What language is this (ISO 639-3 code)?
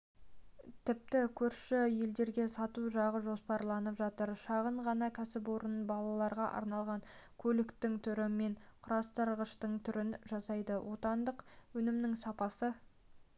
kaz